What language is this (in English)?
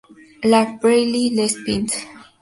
Spanish